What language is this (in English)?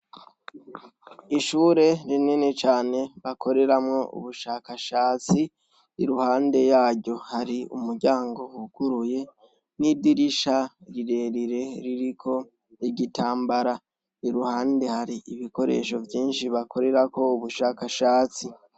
Rundi